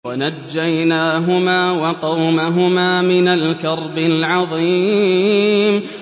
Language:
Arabic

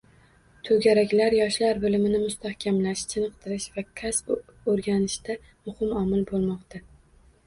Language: Uzbek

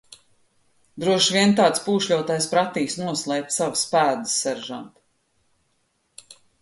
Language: Latvian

